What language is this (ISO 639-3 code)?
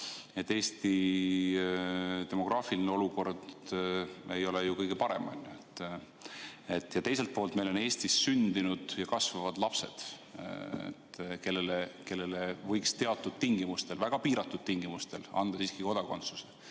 est